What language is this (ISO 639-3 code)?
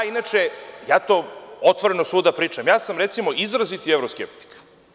srp